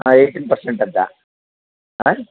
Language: Kannada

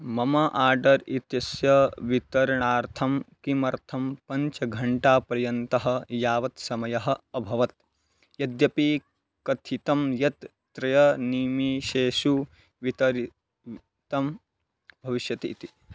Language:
Sanskrit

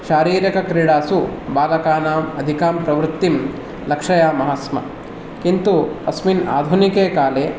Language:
Sanskrit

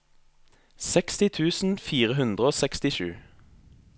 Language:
Norwegian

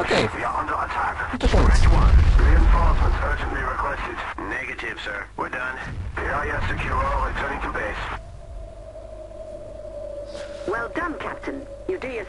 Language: Polish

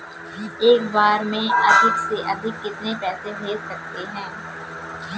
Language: Hindi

